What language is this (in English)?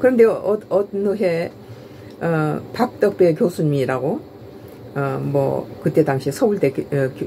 Korean